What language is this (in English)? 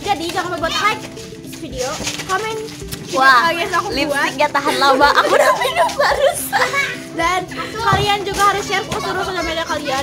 Indonesian